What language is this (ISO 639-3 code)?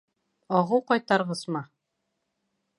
bak